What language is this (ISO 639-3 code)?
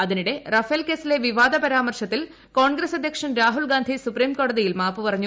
mal